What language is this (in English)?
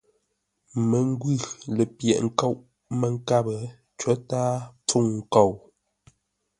Ngombale